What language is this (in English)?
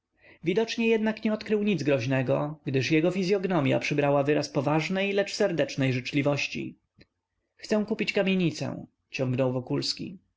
Polish